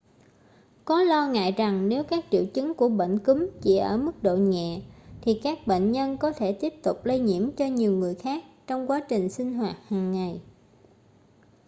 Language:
Vietnamese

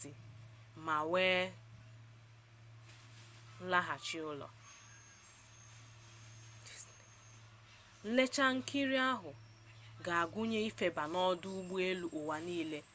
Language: Igbo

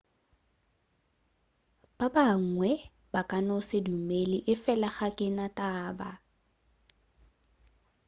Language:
Northern Sotho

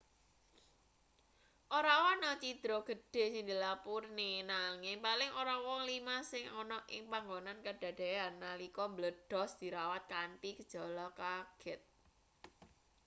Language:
Javanese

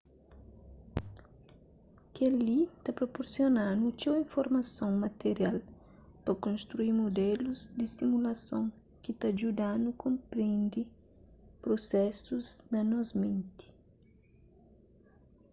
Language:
Kabuverdianu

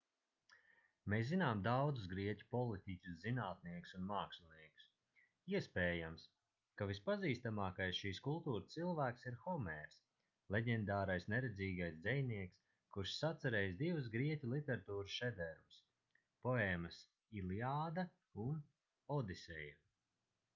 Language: Latvian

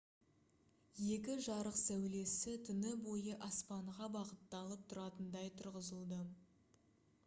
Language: Kazakh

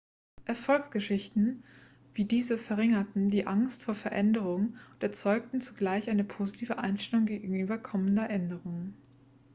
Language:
German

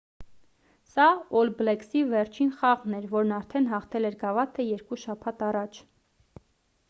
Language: Armenian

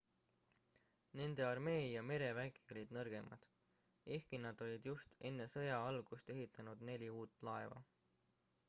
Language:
Estonian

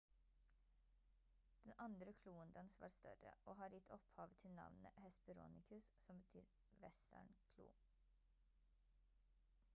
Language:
Norwegian Bokmål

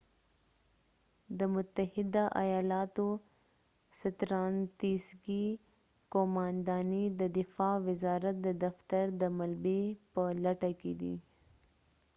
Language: Pashto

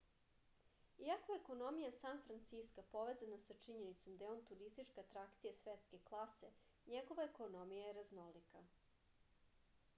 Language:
Serbian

